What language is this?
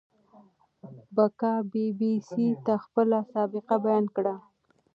Pashto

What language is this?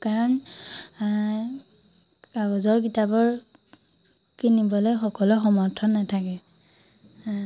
Assamese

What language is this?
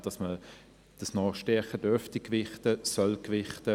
Swiss German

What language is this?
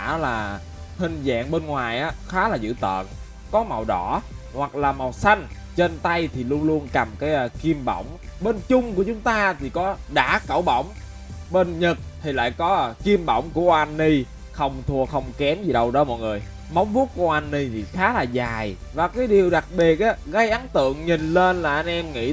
Vietnamese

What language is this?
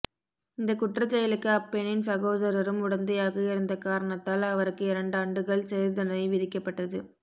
Tamil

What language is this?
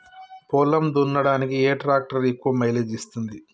Telugu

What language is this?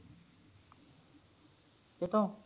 Punjabi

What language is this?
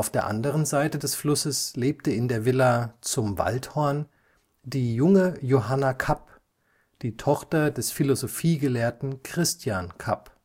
German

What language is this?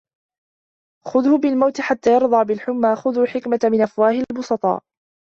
Arabic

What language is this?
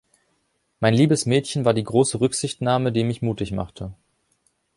German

